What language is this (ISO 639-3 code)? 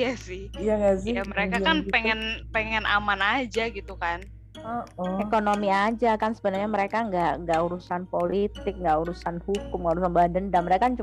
ind